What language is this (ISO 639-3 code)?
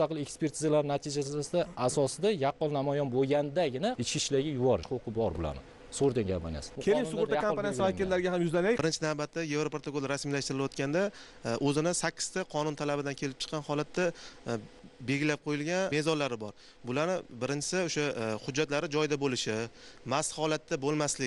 tur